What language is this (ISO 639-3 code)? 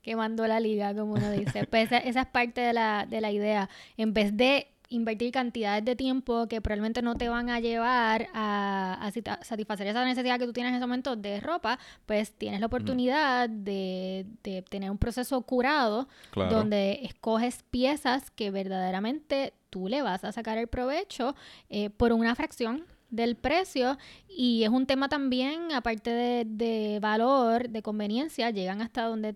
spa